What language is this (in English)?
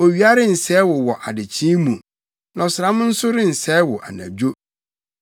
Akan